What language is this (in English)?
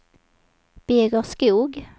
Swedish